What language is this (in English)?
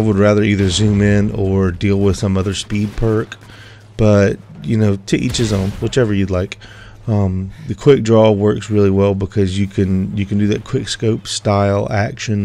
English